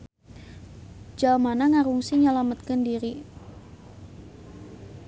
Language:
Sundanese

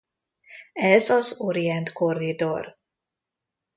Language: Hungarian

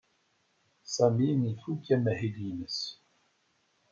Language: Kabyle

